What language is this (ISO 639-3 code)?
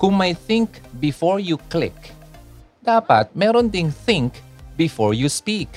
fil